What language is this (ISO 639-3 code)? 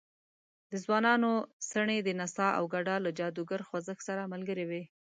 pus